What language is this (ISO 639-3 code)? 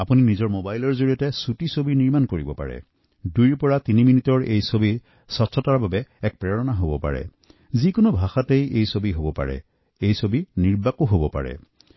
asm